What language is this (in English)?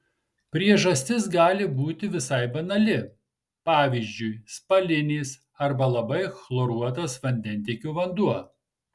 Lithuanian